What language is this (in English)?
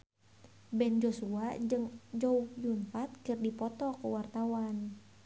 Sundanese